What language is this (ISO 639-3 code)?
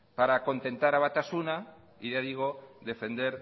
spa